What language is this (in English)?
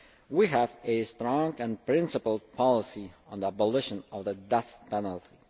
English